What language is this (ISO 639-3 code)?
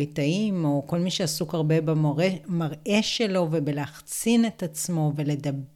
heb